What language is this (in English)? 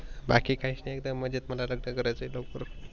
Marathi